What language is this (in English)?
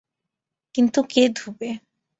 Bangla